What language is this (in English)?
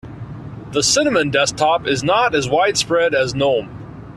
English